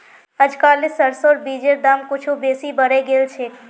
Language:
Magahi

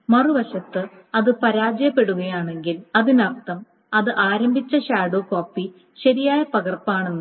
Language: Malayalam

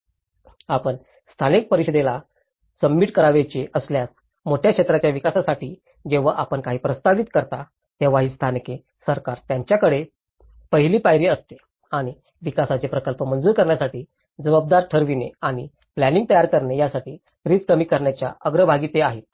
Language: Marathi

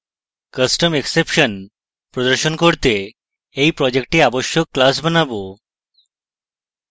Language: Bangla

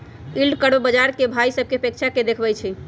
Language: Magahi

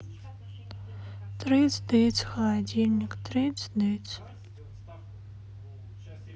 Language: Russian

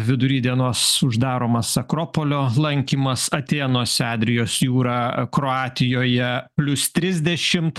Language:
Lithuanian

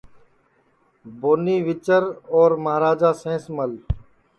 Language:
Sansi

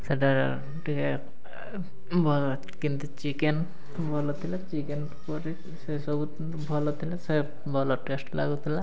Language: Odia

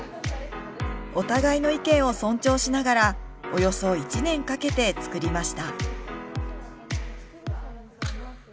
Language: Japanese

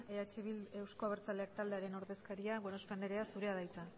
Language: Basque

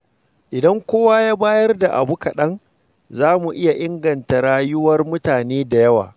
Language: Hausa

